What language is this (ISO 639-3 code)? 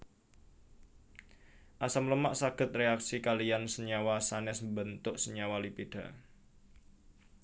jav